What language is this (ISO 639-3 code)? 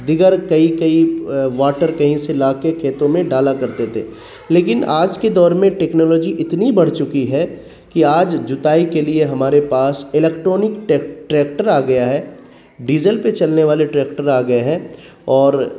urd